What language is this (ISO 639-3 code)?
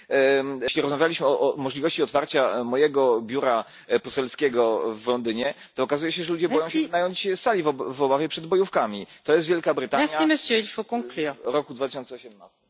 pol